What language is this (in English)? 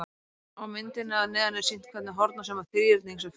Icelandic